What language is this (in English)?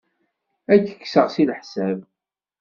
Kabyle